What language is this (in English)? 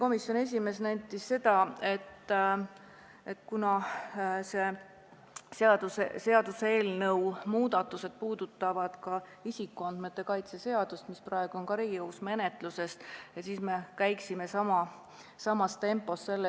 Estonian